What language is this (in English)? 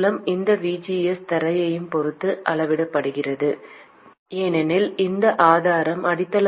Tamil